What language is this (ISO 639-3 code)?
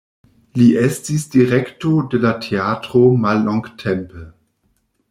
epo